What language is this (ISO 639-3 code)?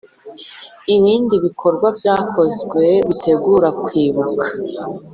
kin